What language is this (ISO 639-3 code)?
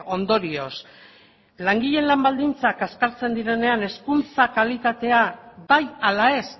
eus